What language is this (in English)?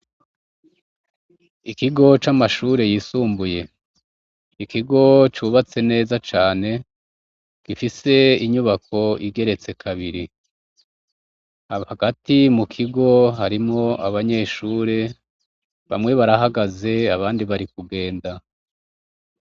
Rundi